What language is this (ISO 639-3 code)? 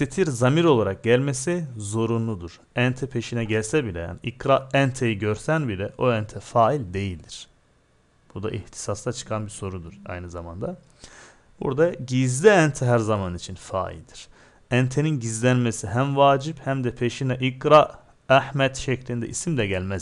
tur